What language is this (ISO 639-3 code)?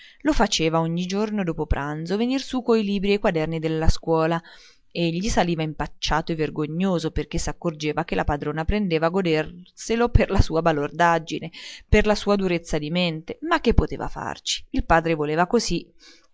ita